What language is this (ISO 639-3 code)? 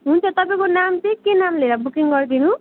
nep